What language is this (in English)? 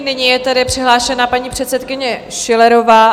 Czech